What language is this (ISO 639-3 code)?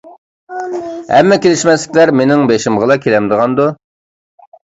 uig